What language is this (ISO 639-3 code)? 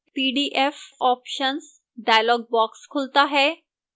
hin